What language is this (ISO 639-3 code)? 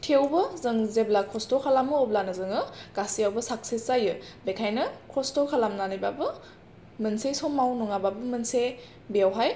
brx